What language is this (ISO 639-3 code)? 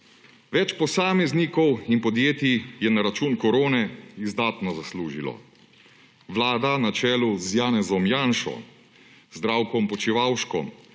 slv